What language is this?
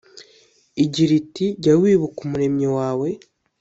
Kinyarwanda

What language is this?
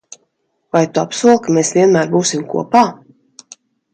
Latvian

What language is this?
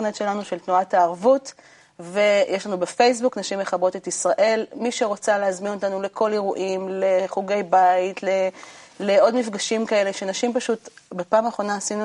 Hebrew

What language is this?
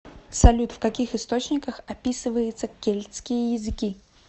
Russian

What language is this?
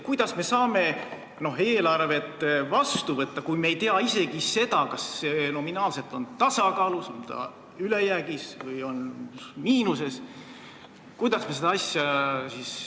Estonian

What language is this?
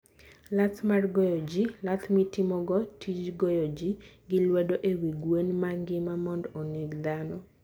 Luo (Kenya and Tanzania)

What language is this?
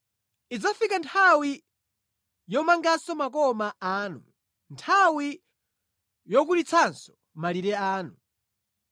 Nyanja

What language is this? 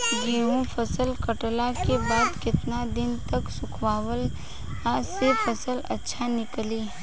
Bhojpuri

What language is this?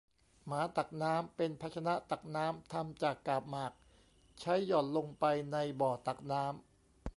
Thai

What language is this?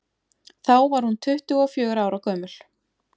Icelandic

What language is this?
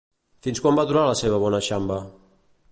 Catalan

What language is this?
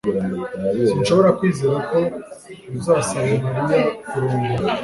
Kinyarwanda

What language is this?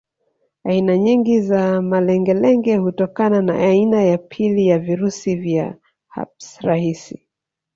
Swahili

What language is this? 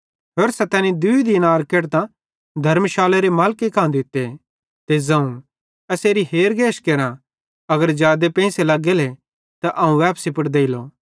Bhadrawahi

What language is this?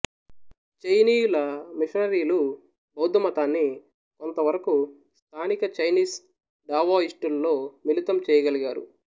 Telugu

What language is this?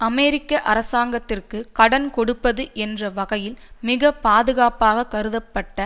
Tamil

